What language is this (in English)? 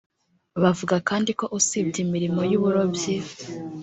Kinyarwanda